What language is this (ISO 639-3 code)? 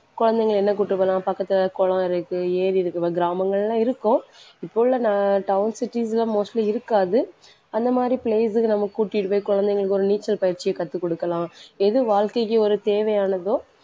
tam